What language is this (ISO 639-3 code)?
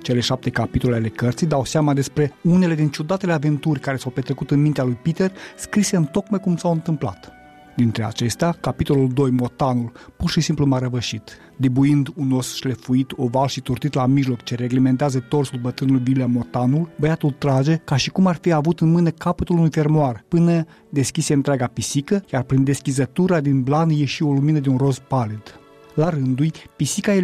ron